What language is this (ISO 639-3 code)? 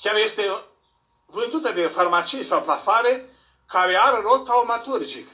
ron